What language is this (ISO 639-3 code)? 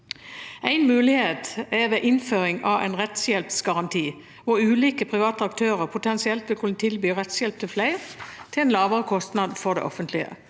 nor